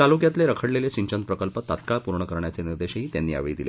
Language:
Marathi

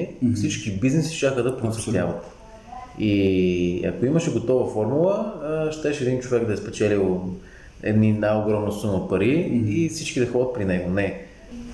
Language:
Bulgarian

